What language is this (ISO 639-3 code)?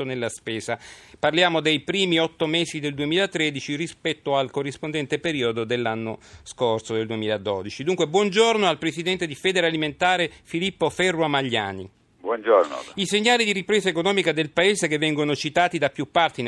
ita